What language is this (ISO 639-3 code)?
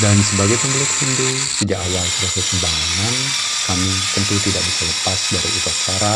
ind